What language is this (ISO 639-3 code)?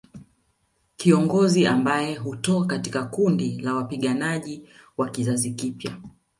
swa